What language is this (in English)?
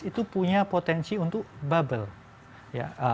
Indonesian